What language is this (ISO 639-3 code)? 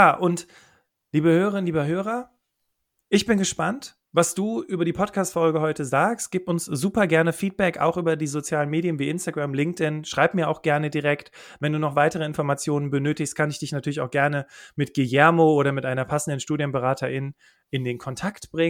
deu